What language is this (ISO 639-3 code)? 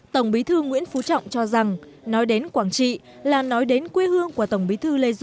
vie